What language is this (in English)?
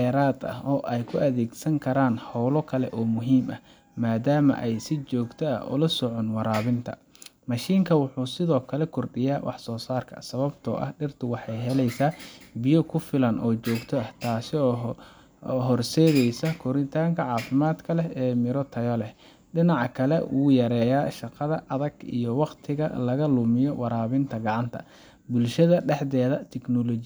Somali